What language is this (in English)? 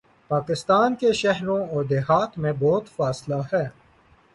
Urdu